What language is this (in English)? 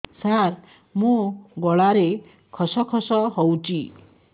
Odia